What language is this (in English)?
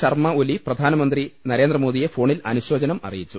Malayalam